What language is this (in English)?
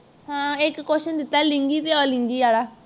Punjabi